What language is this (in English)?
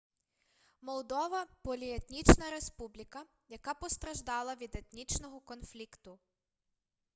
Ukrainian